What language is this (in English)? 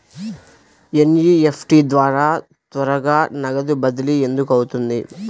Telugu